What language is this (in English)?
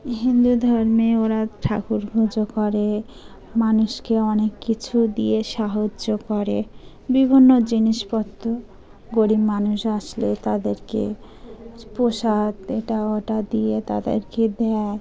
Bangla